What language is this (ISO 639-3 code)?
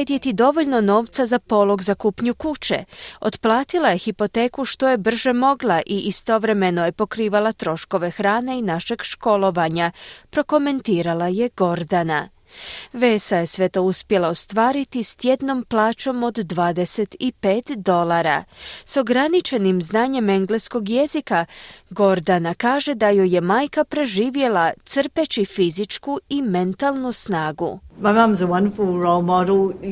hrv